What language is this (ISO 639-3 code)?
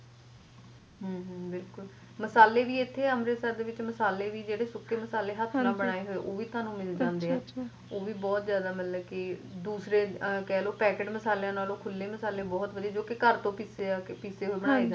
pan